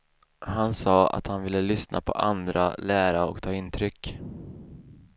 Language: Swedish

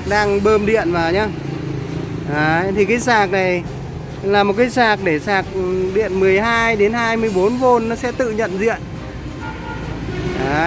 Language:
Vietnamese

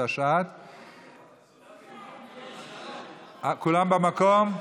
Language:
Hebrew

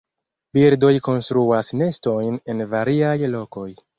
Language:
Esperanto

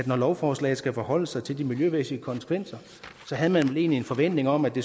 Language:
Danish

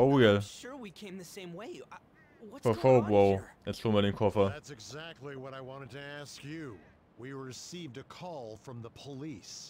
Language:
German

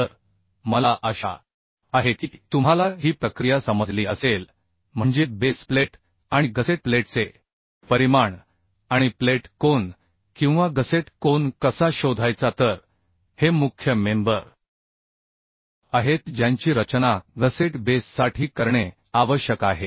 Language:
Marathi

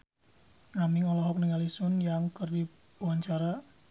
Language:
Sundanese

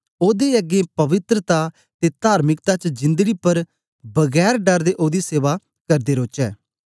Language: Dogri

